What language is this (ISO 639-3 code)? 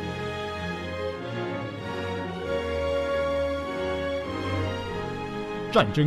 zho